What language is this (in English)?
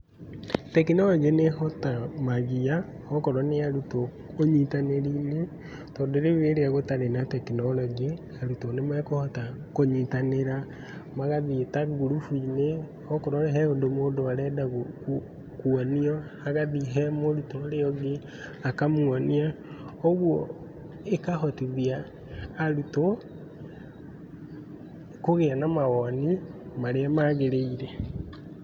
Kikuyu